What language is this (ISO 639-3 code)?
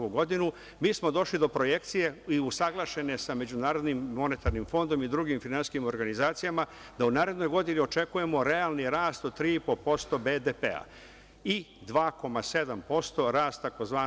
srp